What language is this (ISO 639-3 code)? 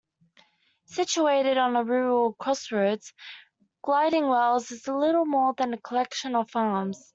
eng